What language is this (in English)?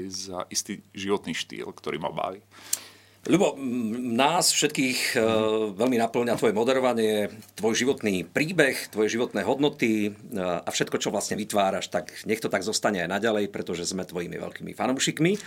Slovak